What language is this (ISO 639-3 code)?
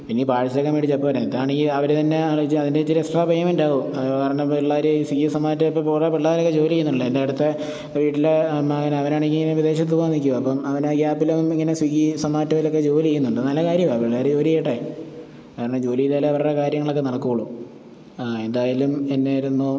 mal